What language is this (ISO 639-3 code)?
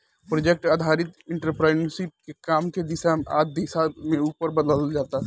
bho